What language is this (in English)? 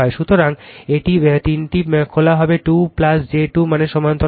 Bangla